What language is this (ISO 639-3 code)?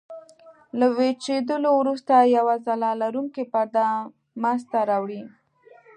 pus